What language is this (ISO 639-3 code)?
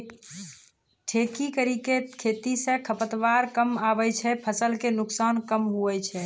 mai